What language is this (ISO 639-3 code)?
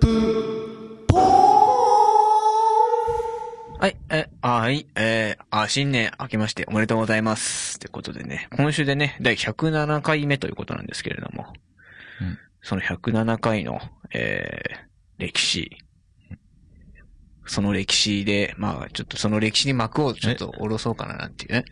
jpn